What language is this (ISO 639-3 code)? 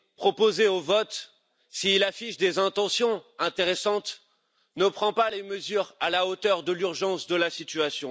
fra